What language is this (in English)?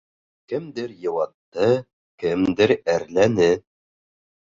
Bashkir